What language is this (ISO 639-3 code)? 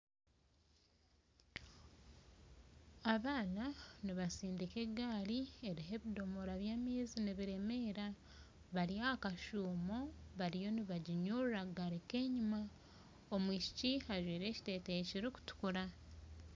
nyn